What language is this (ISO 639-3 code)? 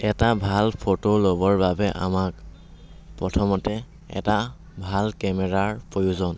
asm